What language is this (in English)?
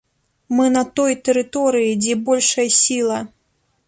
Belarusian